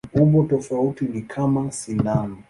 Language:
Swahili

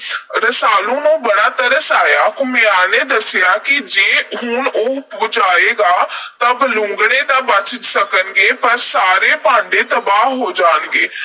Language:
Punjabi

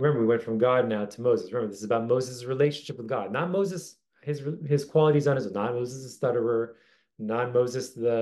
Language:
English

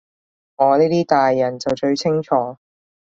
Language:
Cantonese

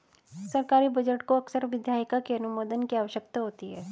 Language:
Hindi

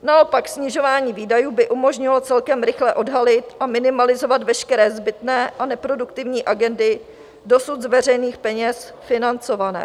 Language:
Czech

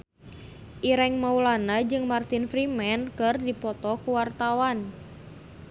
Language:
Sundanese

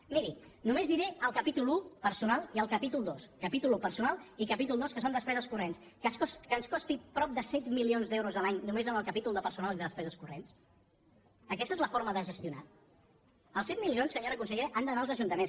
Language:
Catalan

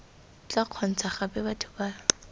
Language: Tswana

